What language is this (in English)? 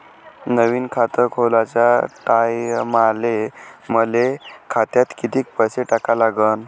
Marathi